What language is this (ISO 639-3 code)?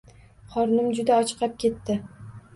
uzb